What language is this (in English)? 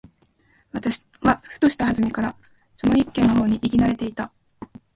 Japanese